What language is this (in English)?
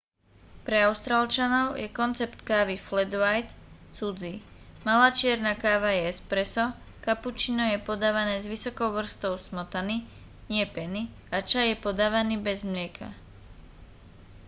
Slovak